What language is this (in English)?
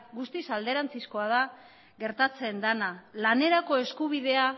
Basque